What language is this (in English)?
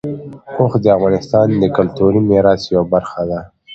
Pashto